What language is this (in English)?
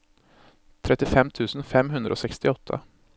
Norwegian